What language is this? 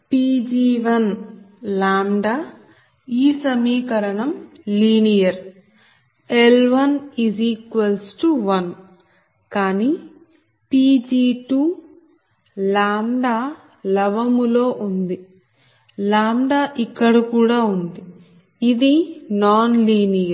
Telugu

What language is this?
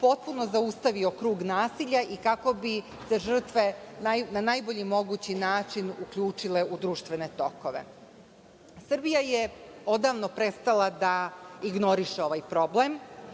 Serbian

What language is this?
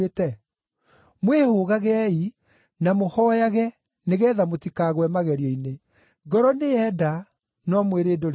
Kikuyu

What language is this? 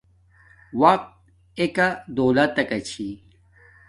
Domaaki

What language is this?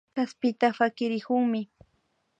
Imbabura Highland Quichua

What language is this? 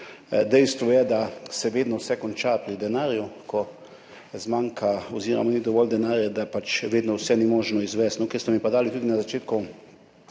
Slovenian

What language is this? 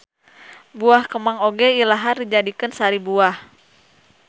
Sundanese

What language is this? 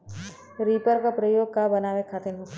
Bhojpuri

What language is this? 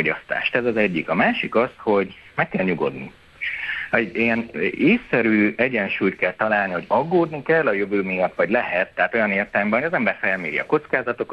Hungarian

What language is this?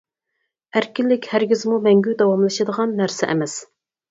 Uyghur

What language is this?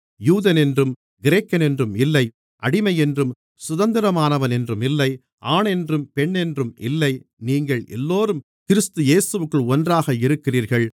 Tamil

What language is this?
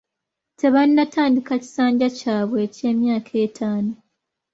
Ganda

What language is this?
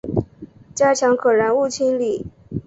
Chinese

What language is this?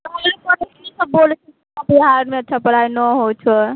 Maithili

